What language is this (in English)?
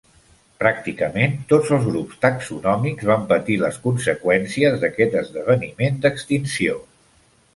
Catalan